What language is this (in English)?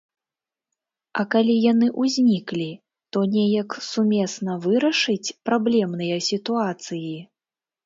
Belarusian